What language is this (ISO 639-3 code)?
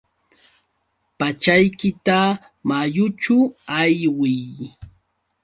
qux